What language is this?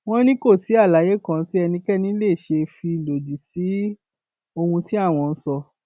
Yoruba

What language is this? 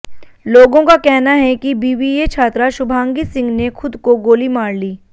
Hindi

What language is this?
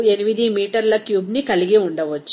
Telugu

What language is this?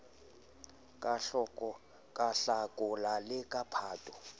Southern Sotho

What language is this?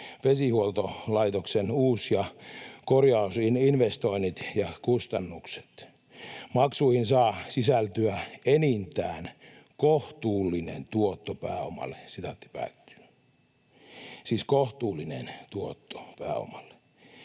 Finnish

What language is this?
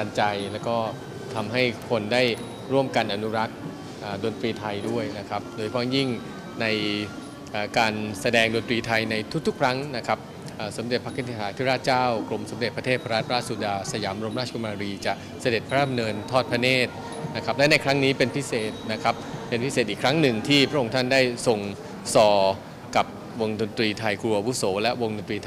Thai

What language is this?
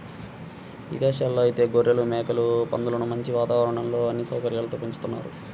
Telugu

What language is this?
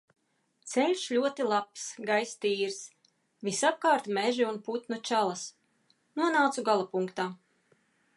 Latvian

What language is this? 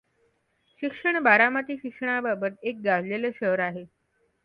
Marathi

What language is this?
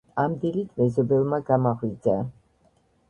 Georgian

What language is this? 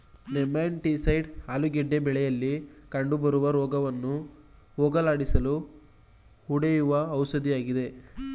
Kannada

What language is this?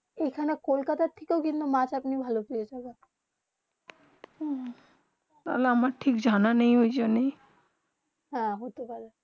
Bangla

